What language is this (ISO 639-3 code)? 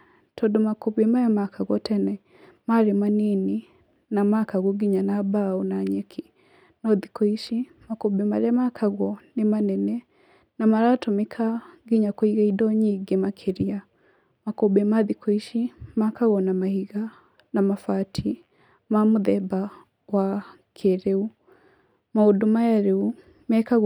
kik